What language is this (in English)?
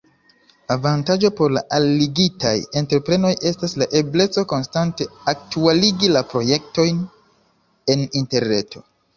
Esperanto